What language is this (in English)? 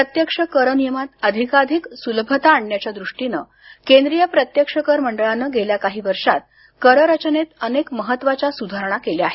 Marathi